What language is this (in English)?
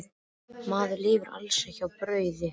Icelandic